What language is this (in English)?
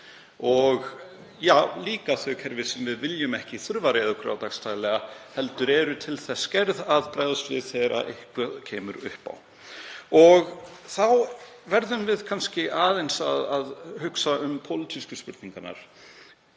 Icelandic